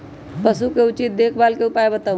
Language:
Magahi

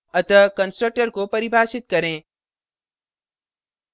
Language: Hindi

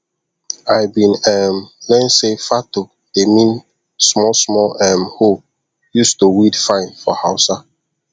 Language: Nigerian Pidgin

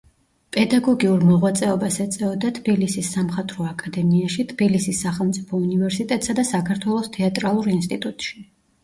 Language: Georgian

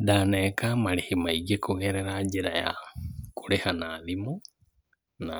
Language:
Kikuyu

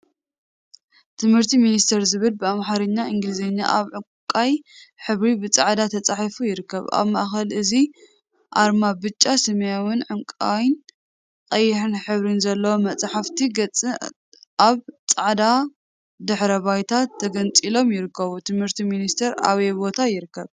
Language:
Tigrinya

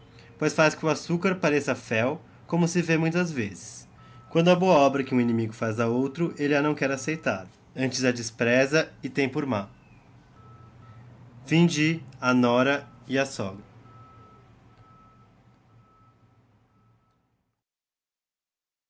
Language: Portuguese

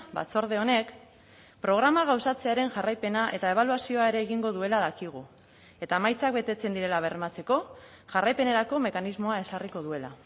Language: Basque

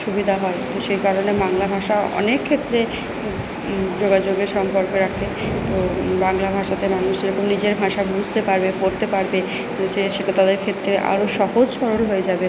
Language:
Bangla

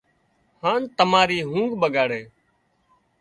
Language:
Wadiyara Koli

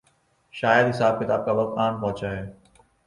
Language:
Urdu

